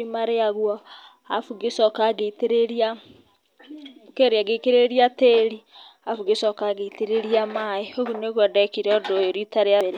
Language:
Kikuyu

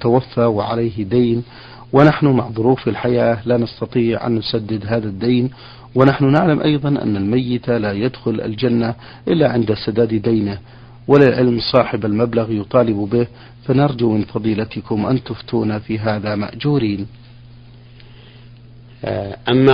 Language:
Arabic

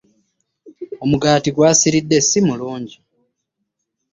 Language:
Ganda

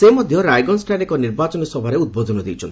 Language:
Odia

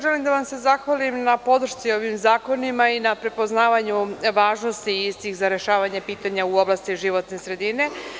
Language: Serbian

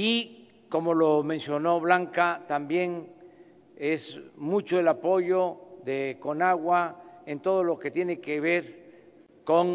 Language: Spanish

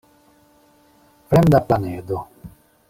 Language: Esperanto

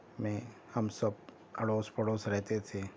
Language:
Urdu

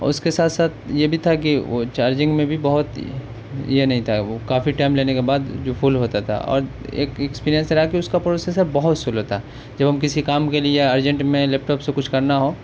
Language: Urdu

